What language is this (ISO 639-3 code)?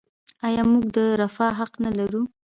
pus